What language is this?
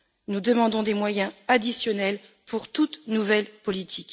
French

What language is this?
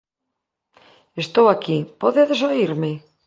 Galician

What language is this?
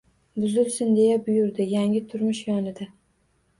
Uzbek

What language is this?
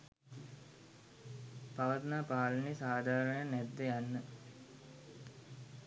Sinhala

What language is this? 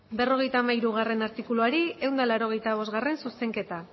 Basque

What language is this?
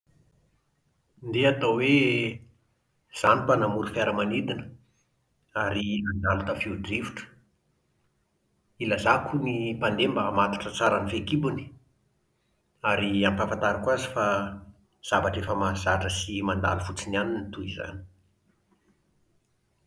Malagasy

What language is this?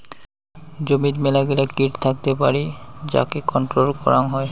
Bangla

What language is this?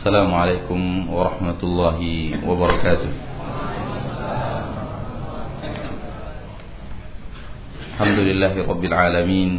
Malay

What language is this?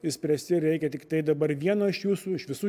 Lithuanian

